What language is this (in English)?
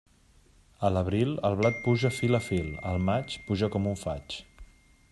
Catalan